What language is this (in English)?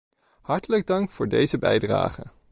Dutch